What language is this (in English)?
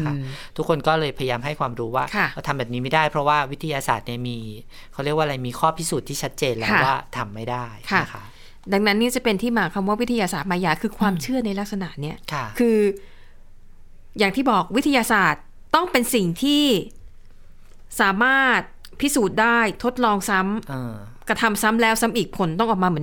Thai